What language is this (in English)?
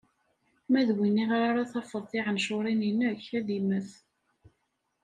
Kabyle